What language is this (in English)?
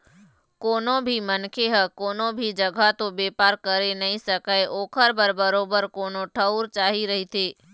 Chhattisgarhi